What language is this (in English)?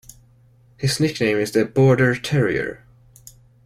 English